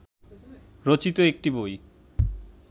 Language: Bangla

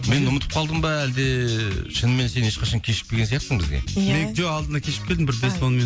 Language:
Kazakh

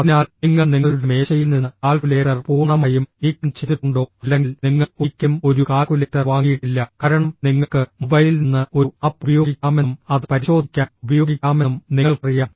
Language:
Malayalam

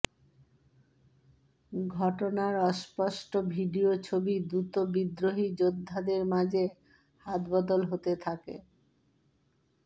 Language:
Bangla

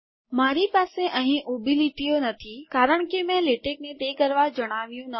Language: Gujarati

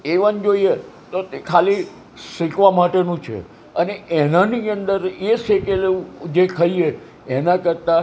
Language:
Gujarati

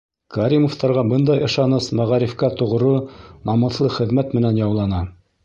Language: Bashkir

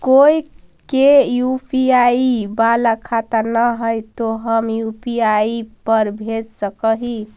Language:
Magahi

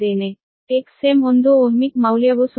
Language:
Kannada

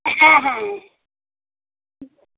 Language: Bangla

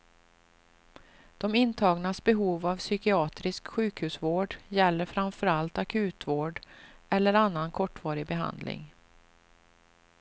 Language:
Swedish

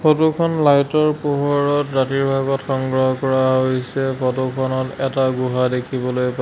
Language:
Assamese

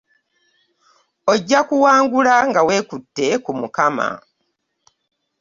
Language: Ganda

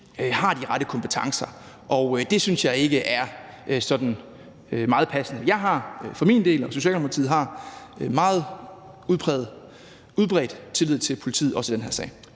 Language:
Danish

